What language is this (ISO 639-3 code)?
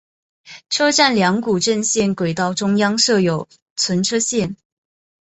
zho